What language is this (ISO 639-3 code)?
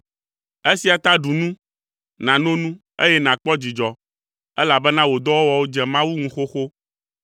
ewe